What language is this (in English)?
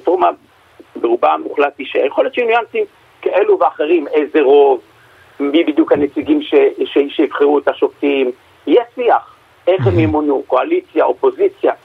Hebrew